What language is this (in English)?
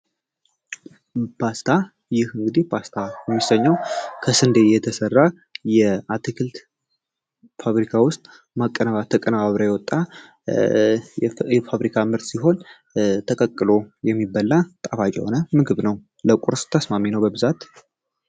Amharic